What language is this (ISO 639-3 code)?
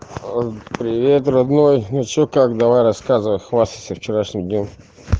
rus